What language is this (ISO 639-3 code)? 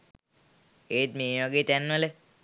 sin